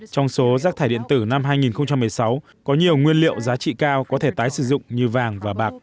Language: Vietnamese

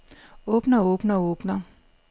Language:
Danish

